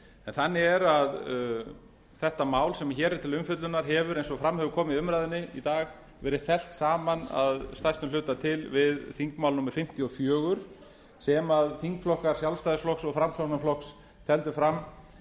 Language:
Icelandic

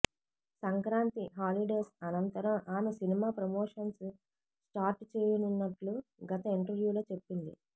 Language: Telugu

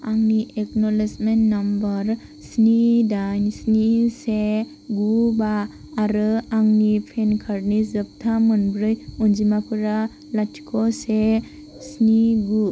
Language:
Bodo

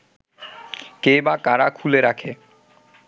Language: Bangla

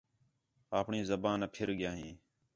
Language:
Khetrani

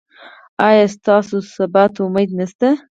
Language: Pashto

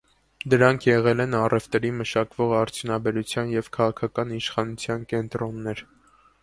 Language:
Armenian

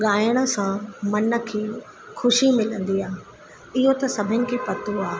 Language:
Sindhi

